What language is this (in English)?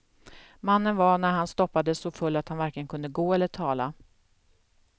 Swedish